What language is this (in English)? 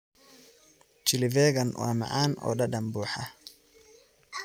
Somali